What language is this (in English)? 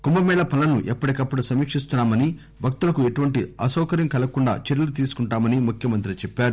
Telugu